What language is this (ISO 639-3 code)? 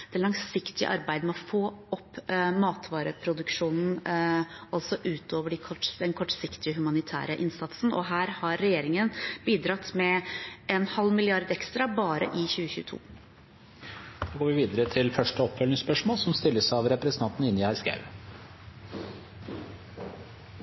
nob